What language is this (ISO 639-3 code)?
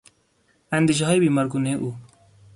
fas